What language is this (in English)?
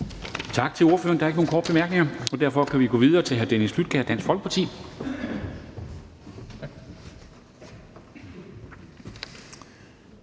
Danish